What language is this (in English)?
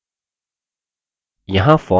Hindi